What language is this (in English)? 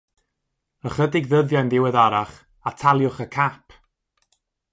Welsh